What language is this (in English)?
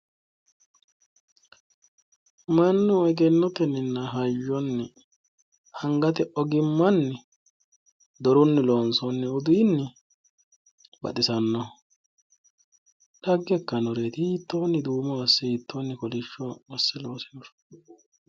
Sidamo